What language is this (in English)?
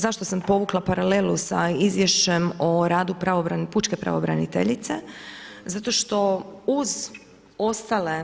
Croatian